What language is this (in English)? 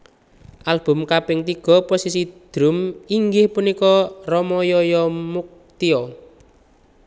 Javanese